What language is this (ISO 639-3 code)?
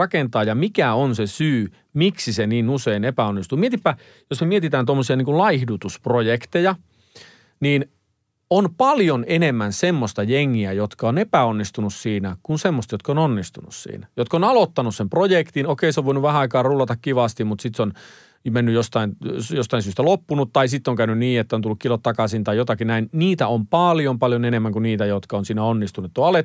fin